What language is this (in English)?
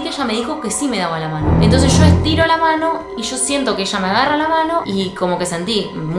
Spanish